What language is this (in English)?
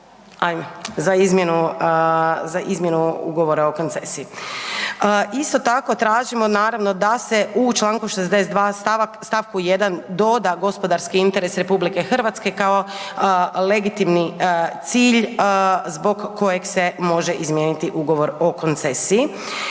Croatian